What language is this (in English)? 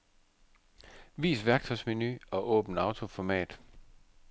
Danish